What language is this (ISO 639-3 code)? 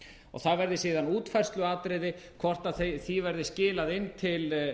isl